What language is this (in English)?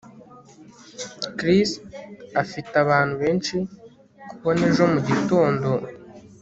Kinyarwanda